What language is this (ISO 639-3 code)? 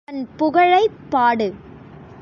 tam